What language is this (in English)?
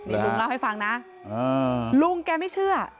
Thai